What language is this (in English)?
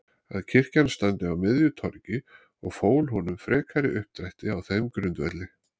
Icelandic